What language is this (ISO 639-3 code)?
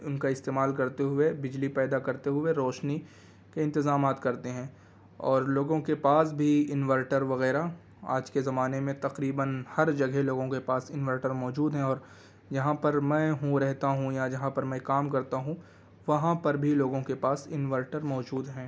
urd